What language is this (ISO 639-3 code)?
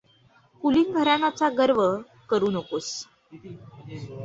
mar